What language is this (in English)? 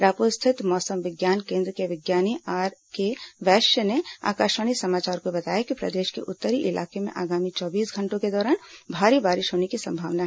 Hindi